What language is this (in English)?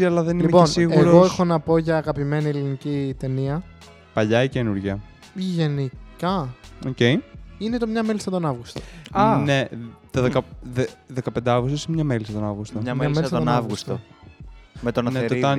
Greek